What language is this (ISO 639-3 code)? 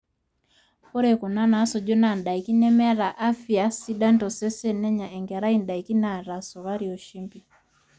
mas